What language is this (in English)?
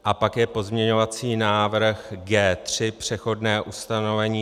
Czech